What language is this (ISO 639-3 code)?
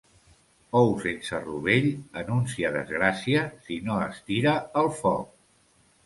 cat